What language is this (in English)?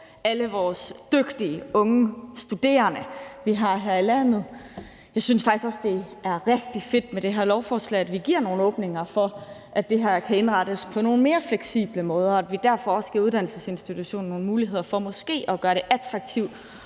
Danish